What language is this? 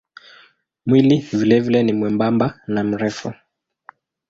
Swahili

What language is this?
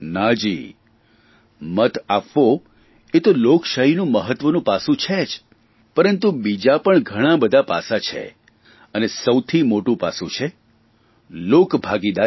Gujarati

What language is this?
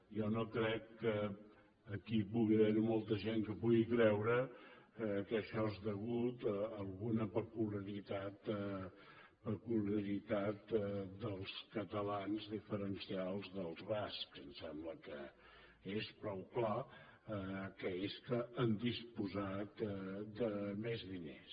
Catalan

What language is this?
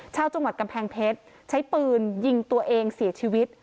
Thai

